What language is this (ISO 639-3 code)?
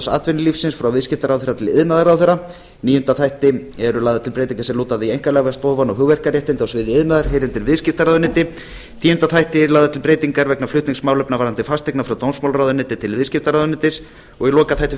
isl